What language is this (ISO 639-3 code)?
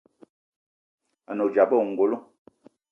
eto